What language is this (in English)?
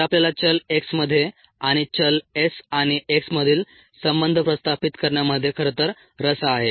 Marathi